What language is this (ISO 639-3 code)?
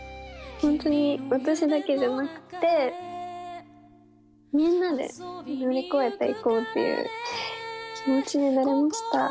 jpn